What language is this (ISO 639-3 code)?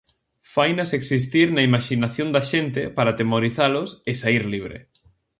glg